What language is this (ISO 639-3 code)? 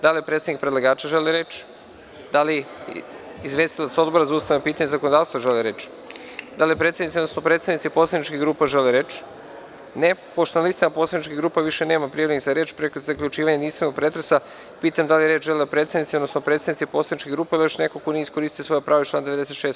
srp